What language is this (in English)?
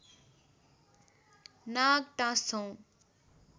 Nepali